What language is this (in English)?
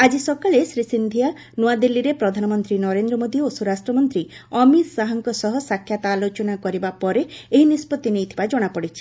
Odia